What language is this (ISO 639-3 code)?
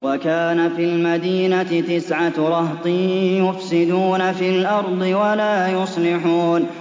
ara